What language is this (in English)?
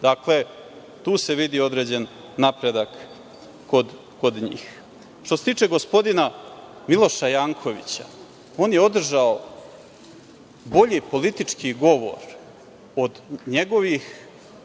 Serbian